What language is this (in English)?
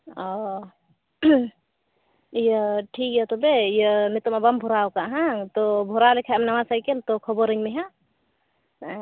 Santali